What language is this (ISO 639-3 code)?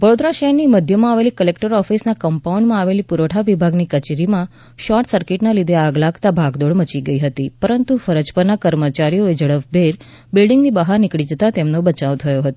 guj